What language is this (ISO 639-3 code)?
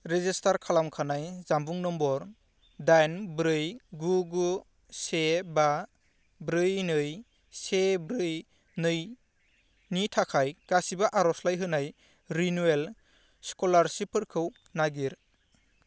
brx